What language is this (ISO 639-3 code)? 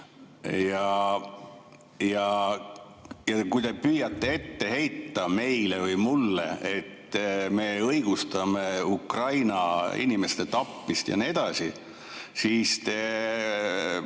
est